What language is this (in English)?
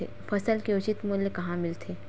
Chhattisgarhi